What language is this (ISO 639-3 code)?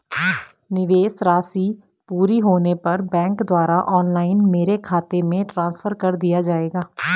hin